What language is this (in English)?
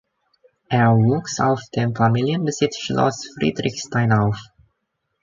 German